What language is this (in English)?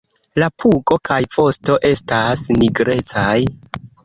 Esperanto